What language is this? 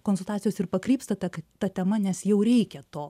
Lithuanian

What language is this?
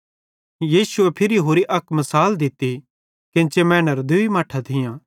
Bhadrawahi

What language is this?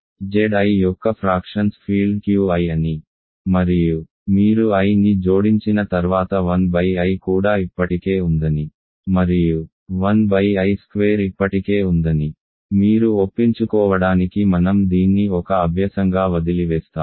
Telugu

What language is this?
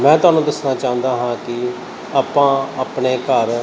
Punjabi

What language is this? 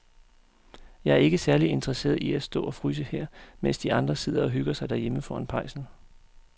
Danish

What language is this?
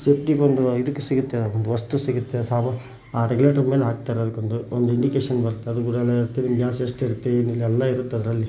Kannada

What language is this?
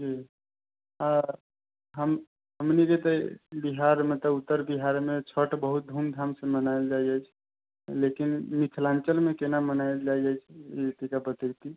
Maithili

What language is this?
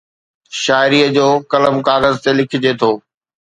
Sindhi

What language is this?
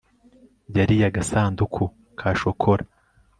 Kinyarwanda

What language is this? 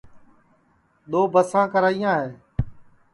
Sansi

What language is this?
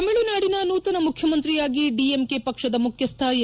Kannada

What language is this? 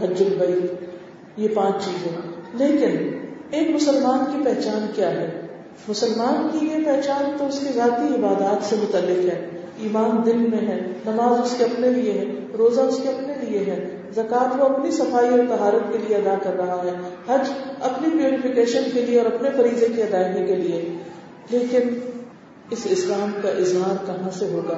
Urdu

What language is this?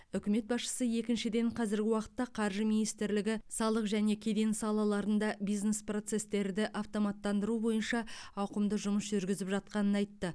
Kazakh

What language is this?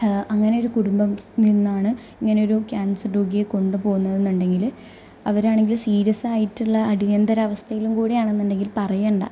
Malayalam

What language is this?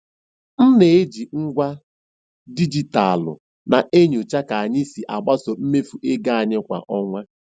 Igbo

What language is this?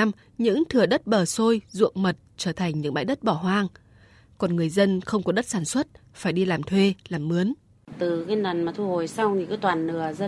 Vietnamese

